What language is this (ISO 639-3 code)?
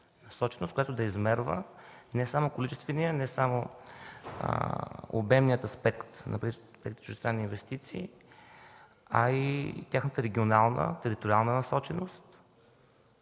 bul